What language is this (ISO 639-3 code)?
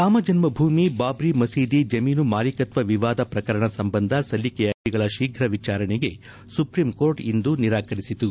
kan